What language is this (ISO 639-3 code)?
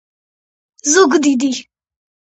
kat